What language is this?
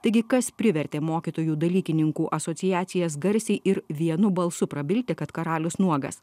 Lithuanian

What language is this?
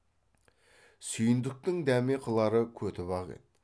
Kazakh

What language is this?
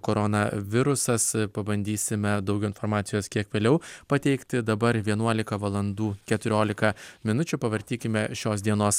Lithuanian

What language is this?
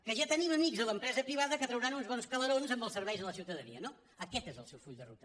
Catalan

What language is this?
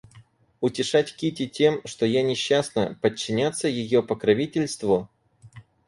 Russian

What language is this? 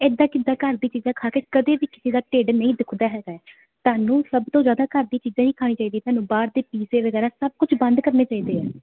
Punjabi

